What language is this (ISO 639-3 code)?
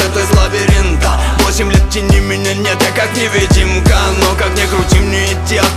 rus